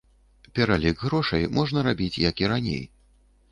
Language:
Belarusian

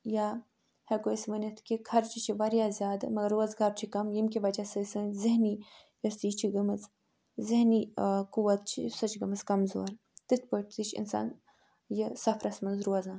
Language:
Kashmiri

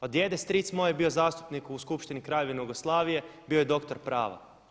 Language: Croatian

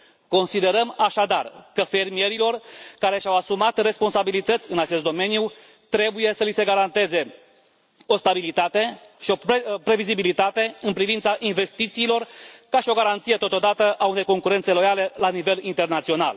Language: Romanian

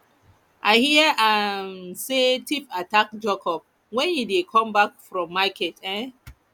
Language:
Nigerian Pidgin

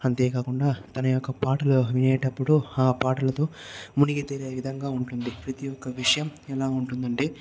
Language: Telugu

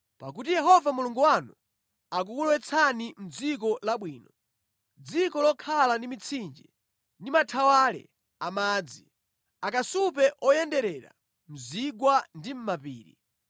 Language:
Nyanja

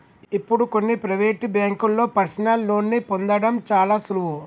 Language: Telugu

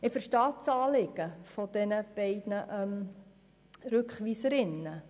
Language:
Swiss German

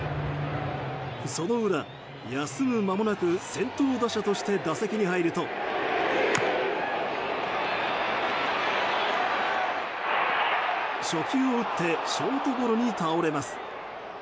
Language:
Japanese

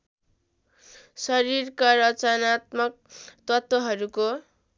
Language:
Nepali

